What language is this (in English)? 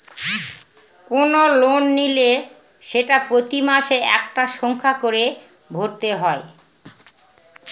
Bangla